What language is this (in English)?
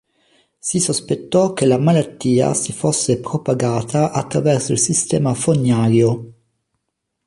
Italian